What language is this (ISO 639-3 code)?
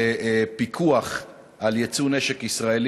heb